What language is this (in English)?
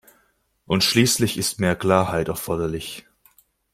German